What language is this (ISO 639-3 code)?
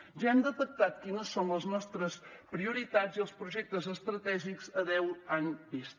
cat